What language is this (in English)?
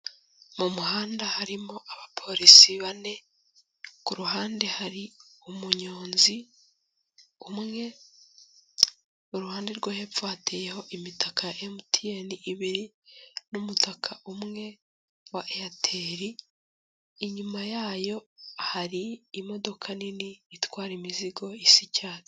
Kinyarwanda